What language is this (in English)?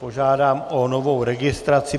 Czech